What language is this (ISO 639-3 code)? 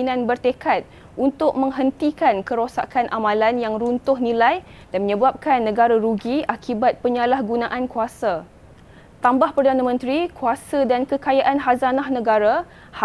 msa